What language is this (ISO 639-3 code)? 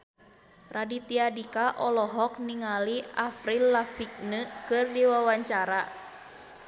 sun